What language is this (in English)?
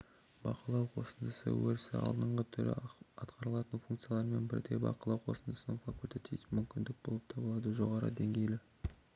Kazakh